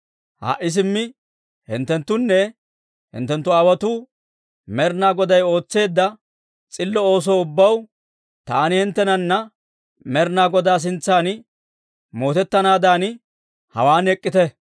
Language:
Dawro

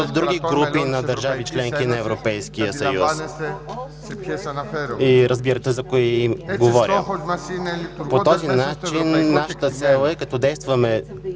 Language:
Bulgarian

